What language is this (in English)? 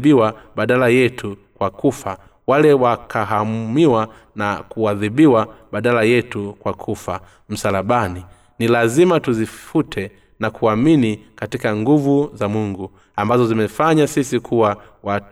Swahili